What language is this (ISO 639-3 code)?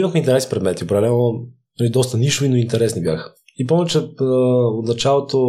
bul